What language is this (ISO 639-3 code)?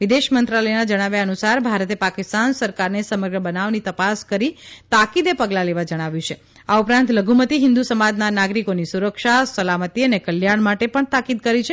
guj